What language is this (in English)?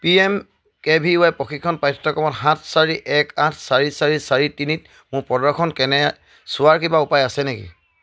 Assamese